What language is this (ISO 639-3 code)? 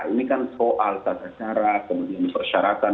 ind